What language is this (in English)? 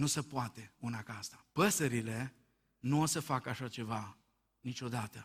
Romanian